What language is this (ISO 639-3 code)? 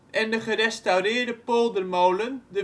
nld